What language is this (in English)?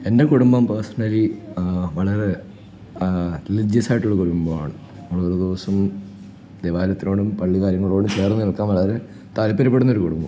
Malayalam